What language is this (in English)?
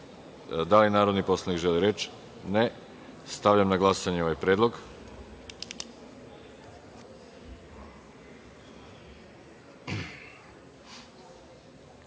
Serbian